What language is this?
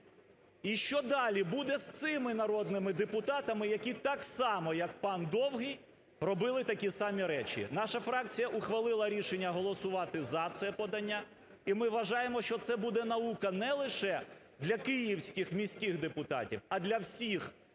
Ukrainian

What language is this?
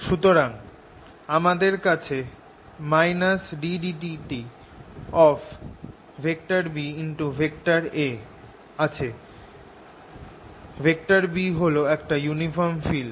Bangla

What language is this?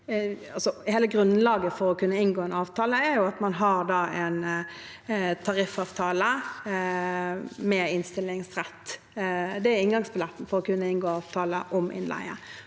Norwegian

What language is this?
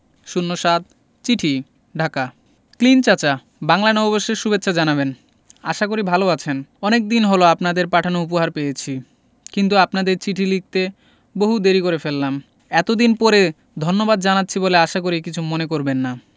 Bangla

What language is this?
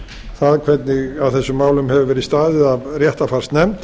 Icelandic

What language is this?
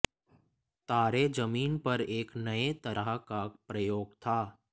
Hindi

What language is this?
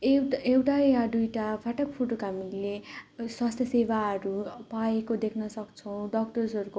Nepali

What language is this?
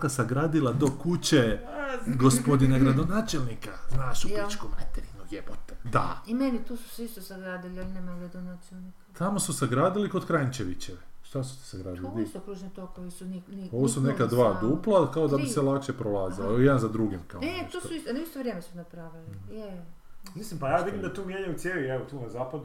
Croatian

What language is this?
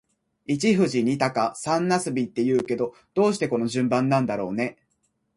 Japanese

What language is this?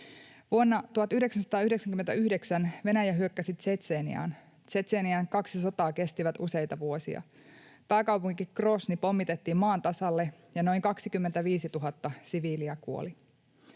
Finnish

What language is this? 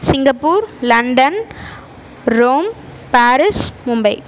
Tamil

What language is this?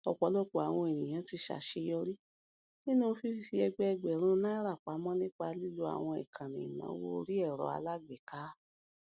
Yoruba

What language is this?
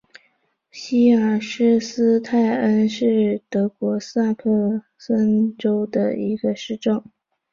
Chinese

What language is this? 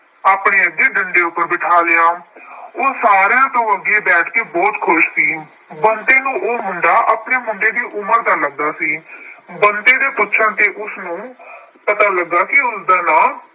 Punjabi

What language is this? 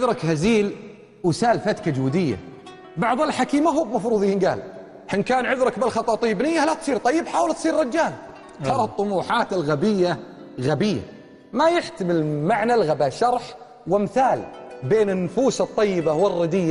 Arabic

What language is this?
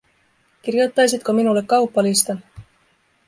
Finnish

